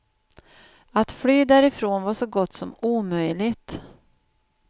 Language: Swedish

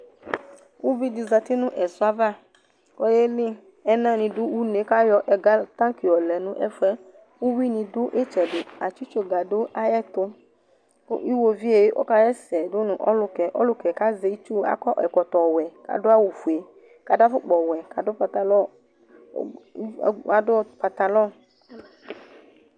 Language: Ikposo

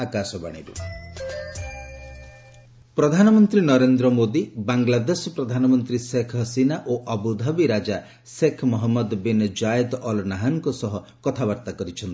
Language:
Odia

